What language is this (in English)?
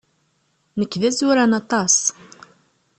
Kabyle